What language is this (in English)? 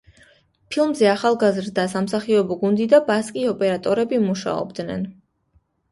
Georgian